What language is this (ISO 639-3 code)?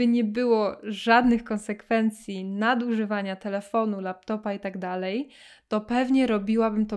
pol